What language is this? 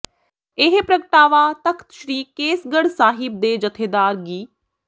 Punjabi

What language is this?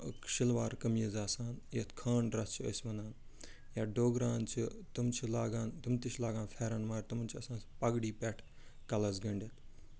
Kashmiri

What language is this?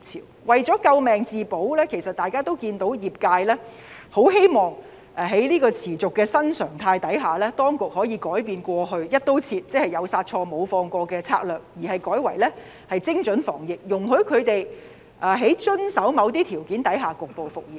Cantonese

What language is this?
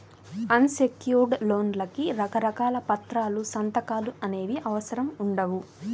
Telugu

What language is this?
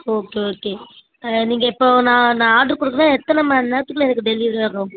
Tamil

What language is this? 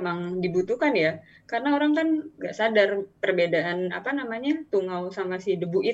Indonesian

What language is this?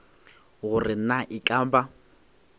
Northern Sotho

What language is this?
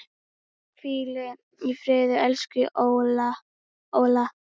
Icelandic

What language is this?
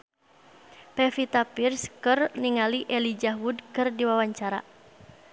Sundanese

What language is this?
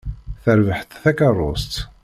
Kabyle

